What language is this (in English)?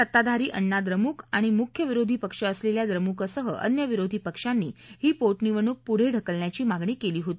Marathi